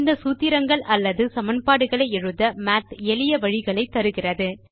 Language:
Tamil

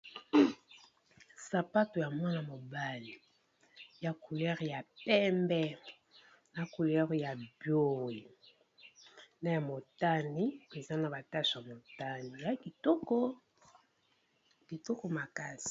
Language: Lingala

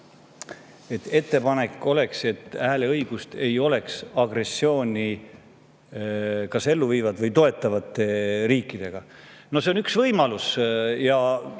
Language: Estonian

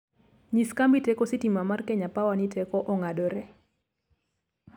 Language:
Luo (Kenya and Tanzania)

